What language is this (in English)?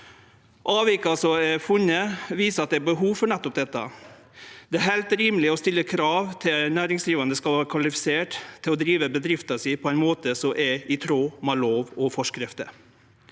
Norwegian